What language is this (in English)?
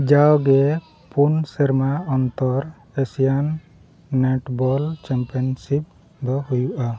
Santali